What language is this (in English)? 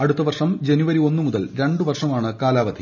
Malayalam